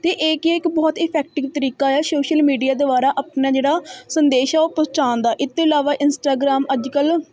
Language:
Punjabi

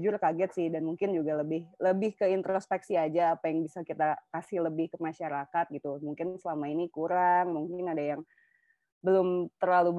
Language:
Indonesian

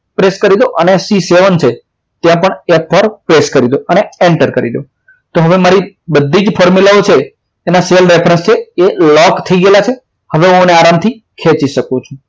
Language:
Gujarati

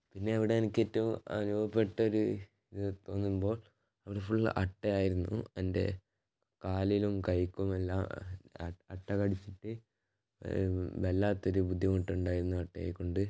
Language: Malayalam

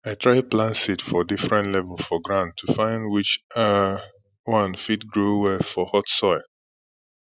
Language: Nigerian Pidgin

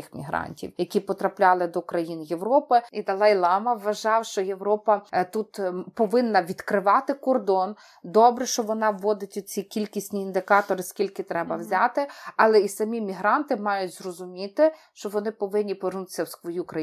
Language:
Ukrainian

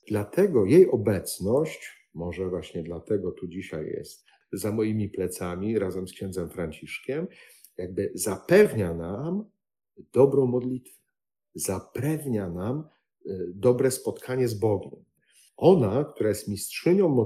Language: Polish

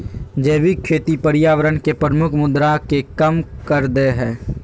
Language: Magahi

